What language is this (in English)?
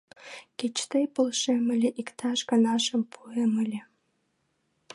Mari